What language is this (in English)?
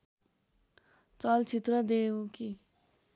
Nepali